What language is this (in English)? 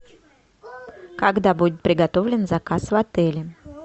Russian